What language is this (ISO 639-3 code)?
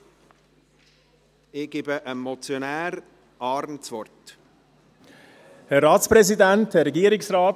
gsw